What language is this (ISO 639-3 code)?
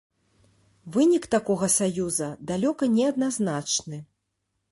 bel